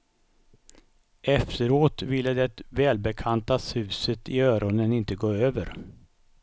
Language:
Swedish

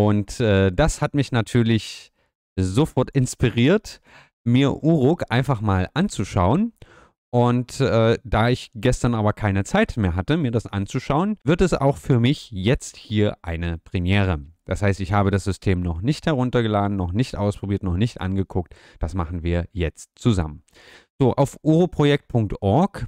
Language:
German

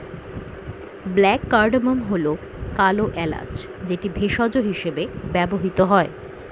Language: Bangla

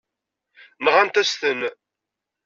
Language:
Kabyle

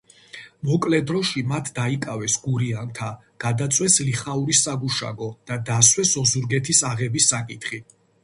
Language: Georgian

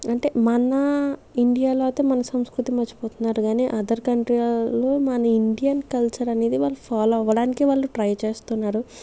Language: Telugu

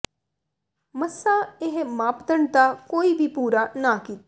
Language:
Punjabi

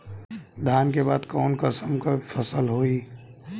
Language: Bhojpuri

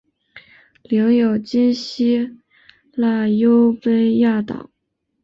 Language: Chinese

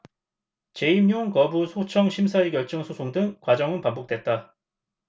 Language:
Korean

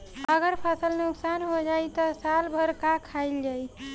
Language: Bhojpuri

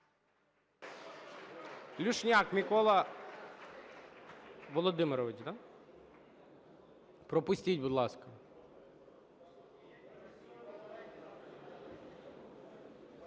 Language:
Ukrainian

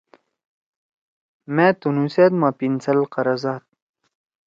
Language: Torwali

